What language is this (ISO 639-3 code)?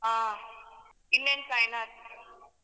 kan